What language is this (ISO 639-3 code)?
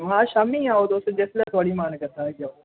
doi